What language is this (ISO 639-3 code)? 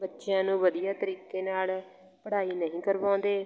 pan